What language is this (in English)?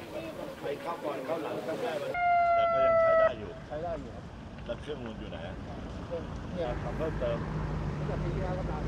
Thai